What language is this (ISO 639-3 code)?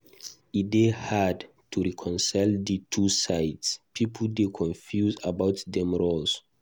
pcm